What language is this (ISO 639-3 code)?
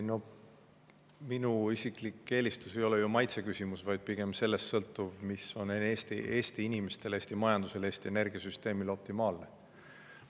est